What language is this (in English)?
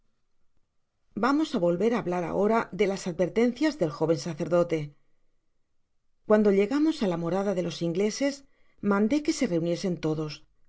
Spanish